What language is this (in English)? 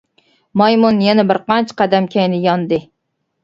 Uyghur